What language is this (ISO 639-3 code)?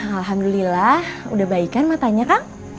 ind